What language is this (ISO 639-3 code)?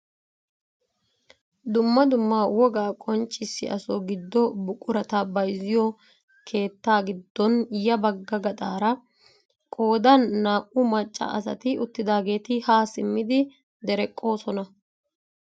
wal